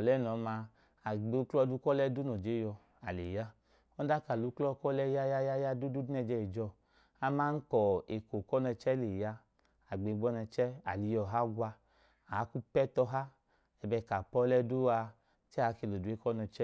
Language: Idoma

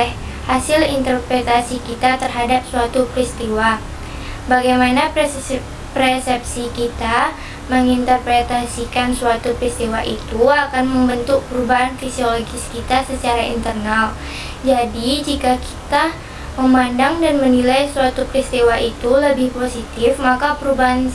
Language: Indonesian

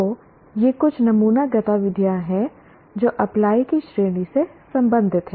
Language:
Hindi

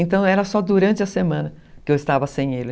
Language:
Portuguese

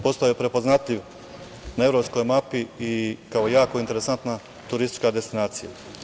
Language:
Serbian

